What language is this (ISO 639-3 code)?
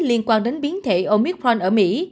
vie